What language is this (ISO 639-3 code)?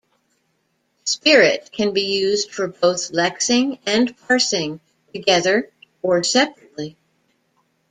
eng